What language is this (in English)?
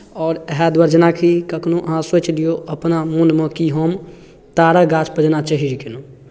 Maithili